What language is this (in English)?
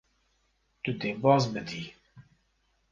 Kurdish